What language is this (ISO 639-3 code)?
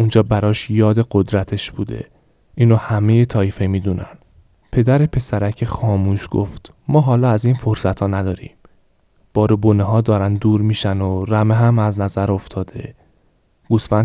fas